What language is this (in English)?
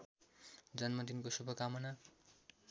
Nepali